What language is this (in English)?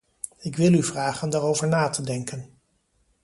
Dutch